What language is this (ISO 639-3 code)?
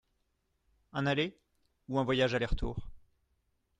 fra